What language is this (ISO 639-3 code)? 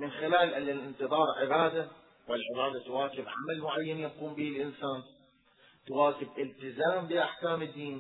ara